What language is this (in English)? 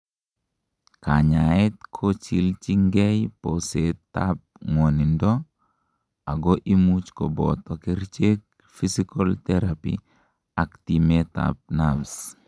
Kalenjin